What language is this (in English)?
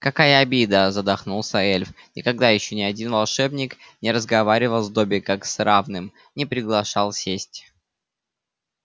Russian